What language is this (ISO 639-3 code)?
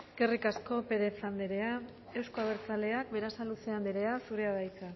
eus